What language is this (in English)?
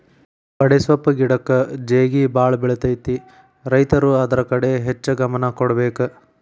Kannada